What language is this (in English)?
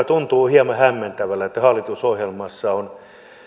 Finnish